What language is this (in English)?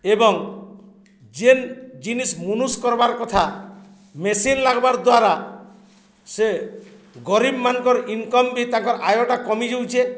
Odia